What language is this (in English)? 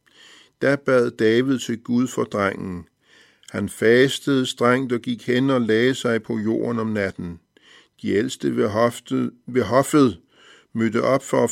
Danish